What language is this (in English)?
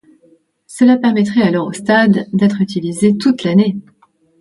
French